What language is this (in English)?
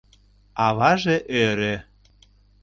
Mari